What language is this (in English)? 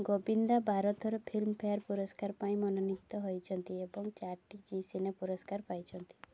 Odia